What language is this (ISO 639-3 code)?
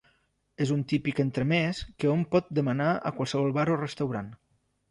cat